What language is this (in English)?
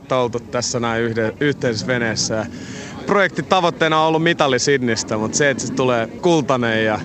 Finnish